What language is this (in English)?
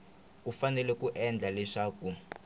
Tsonga